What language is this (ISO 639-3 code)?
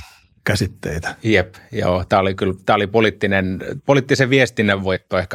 fin